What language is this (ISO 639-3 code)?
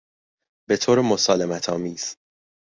fas